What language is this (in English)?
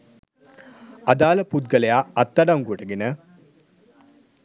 Sinhala